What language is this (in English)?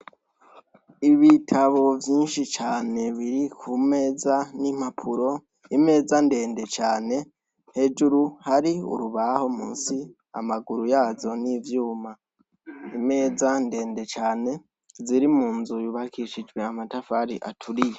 Rundi